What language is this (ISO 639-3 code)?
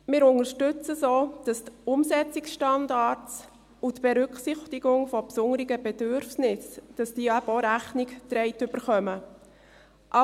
gsw